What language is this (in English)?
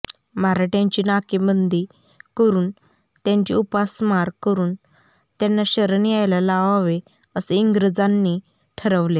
Marathi